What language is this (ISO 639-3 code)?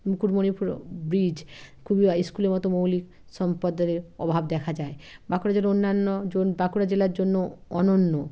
ben